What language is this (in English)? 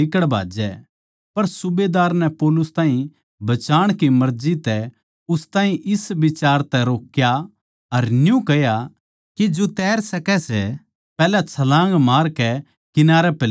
Haryanvi